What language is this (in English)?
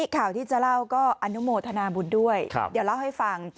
Thai